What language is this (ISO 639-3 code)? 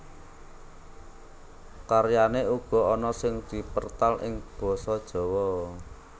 jav